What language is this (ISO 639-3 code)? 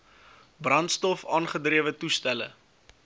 afr